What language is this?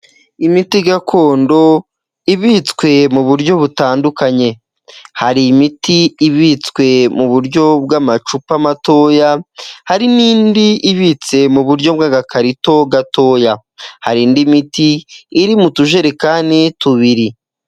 Kinyarwanda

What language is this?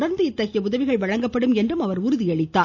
Tamil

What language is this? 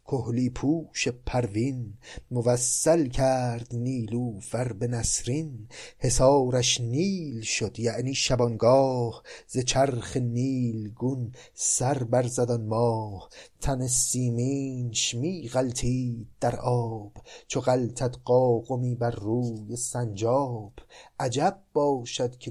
Persian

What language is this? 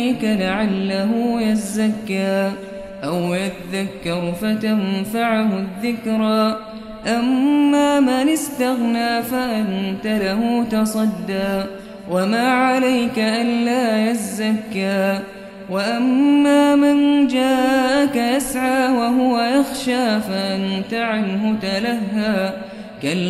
Arabic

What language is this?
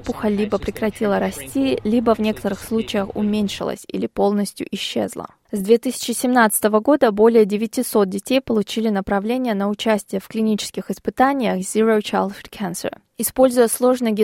Russian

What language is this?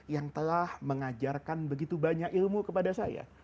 Indonesian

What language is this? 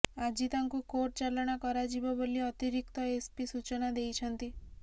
Odia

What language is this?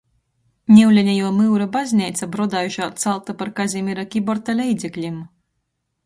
Latgalian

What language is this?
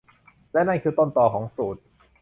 Thai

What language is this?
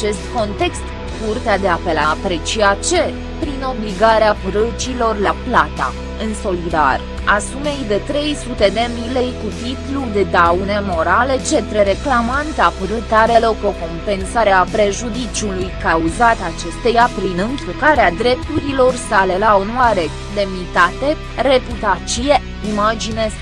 Romanian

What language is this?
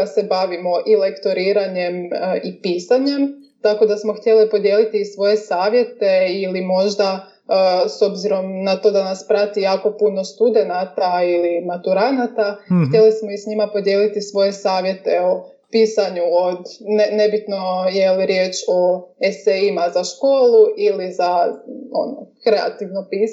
Croatian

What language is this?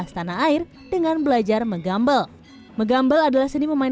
Indonesian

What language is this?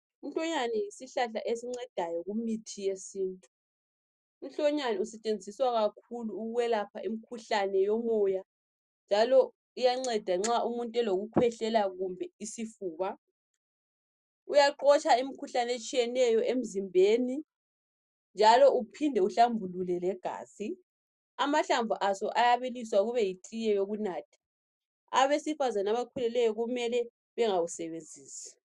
North Ndebele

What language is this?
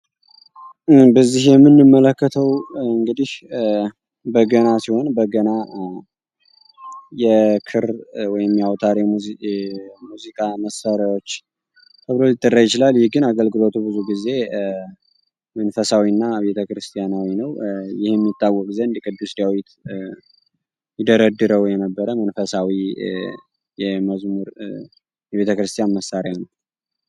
Amharic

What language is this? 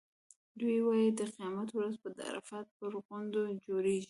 Pashto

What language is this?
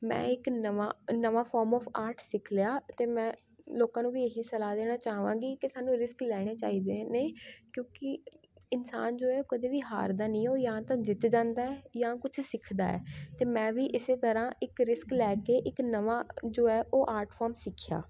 Punjabi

